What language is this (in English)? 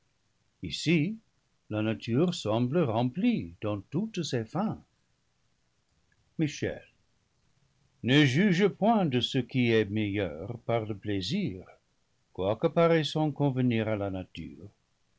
French